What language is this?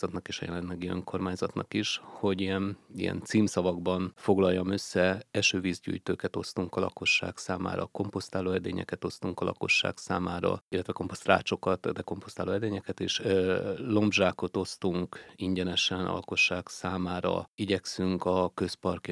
Hungarian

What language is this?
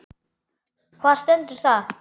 Icelandic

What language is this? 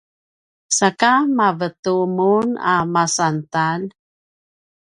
Paiwan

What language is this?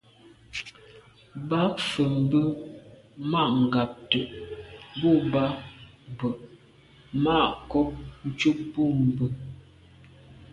Medumba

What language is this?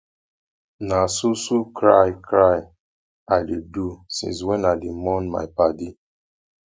Nigerian Pidgin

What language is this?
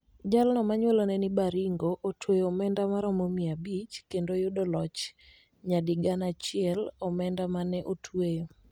Luo (Kenya and Tanzania)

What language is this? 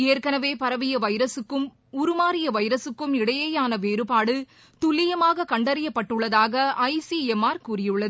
Tamil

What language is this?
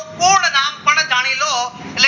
Gujarati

